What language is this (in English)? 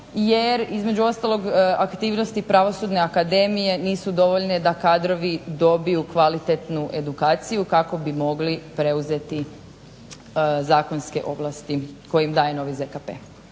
Croatian